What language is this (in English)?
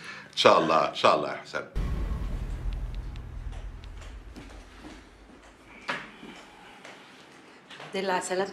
Arabic